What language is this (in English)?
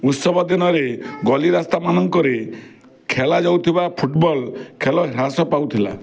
Odia